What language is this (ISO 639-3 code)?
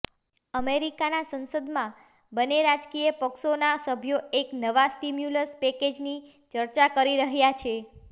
guj